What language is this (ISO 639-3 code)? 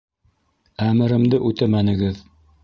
bak